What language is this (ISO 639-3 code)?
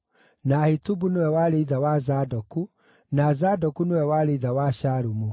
kik